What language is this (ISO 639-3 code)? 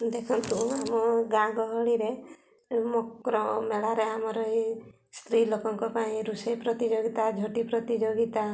ori